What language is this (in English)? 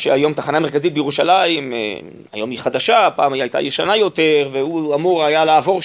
Hebrew